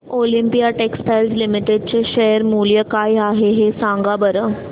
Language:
Marathi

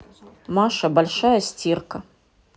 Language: Russian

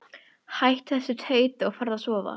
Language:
Icelandic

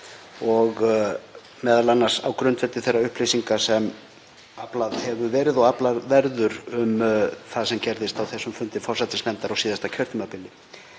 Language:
Icelandic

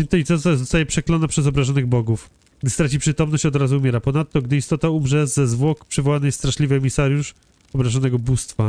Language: Polish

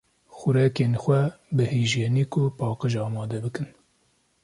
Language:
Kurdish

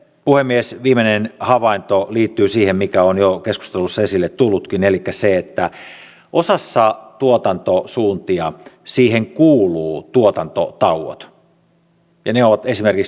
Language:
Finnish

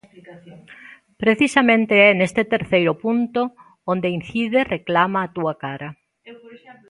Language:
Galician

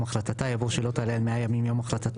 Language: Hebrew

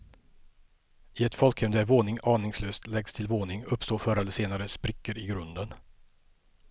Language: Swedish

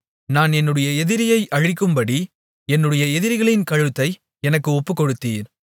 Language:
Tamil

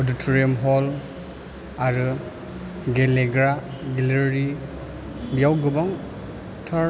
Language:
Bodo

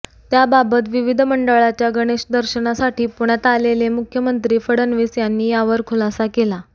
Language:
Marathi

